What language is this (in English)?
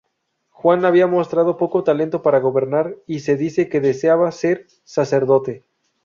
Spanish